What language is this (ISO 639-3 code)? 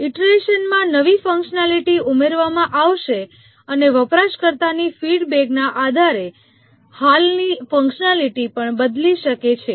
guj